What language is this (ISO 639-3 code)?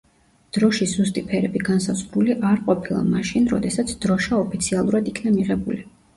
kat